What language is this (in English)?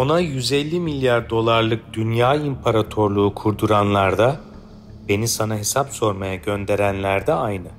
Turkish